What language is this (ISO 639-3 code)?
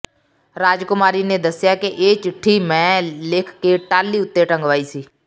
pan